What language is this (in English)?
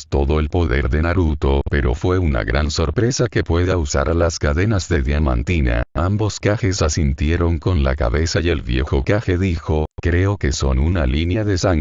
Spanish